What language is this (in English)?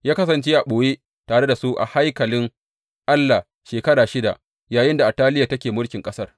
Hausa